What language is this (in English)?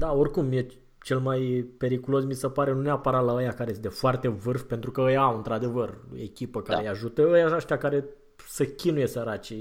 Romanian